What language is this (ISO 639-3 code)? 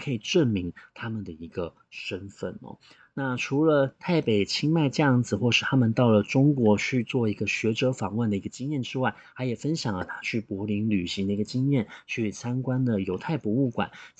zho